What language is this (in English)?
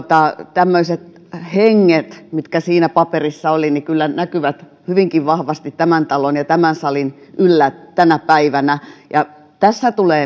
Finnish